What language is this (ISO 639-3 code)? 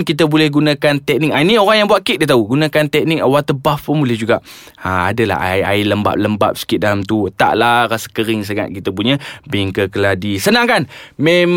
msa